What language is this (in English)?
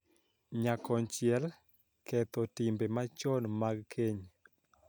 Luo (Kenya and Tanzania)